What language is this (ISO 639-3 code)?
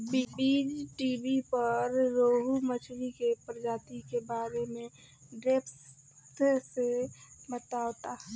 bho